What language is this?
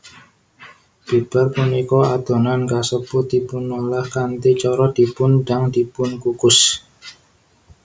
Javanese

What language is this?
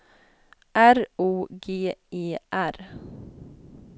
Swedish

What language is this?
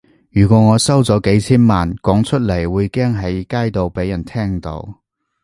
Cantonese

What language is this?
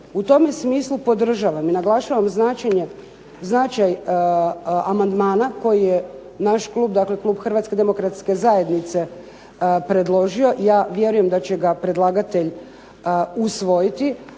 Croatian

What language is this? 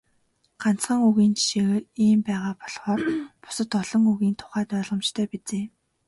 Mongolian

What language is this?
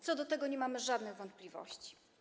Polish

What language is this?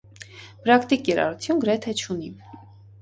Armenian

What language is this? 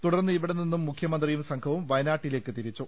Malayalam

